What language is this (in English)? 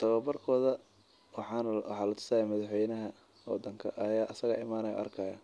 Somali